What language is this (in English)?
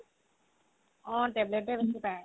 Assamese